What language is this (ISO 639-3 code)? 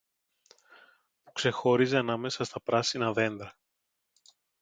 ell